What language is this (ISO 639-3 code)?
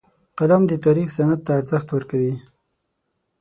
pus